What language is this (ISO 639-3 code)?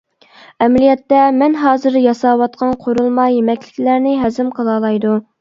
uig